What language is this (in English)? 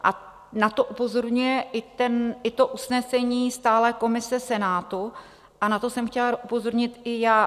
Czech